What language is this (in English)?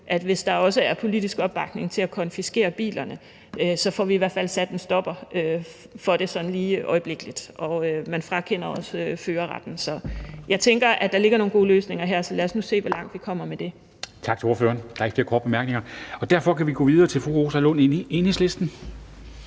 Danish